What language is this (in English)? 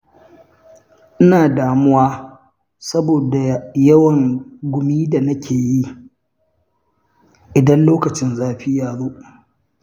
Hausa